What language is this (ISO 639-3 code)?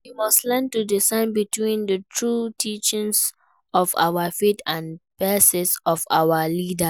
pcm